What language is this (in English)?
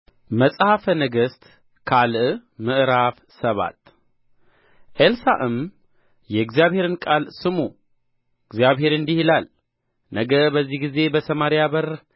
Amharic